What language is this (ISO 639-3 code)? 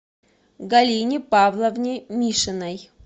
rus